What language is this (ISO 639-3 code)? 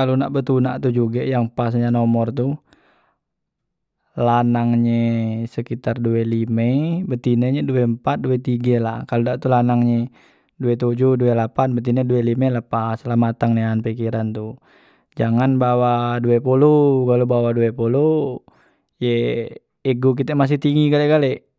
mui